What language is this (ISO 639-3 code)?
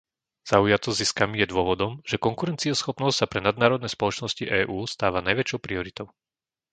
slk